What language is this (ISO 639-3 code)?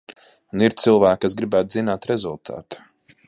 lav